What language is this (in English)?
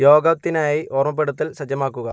Malayalam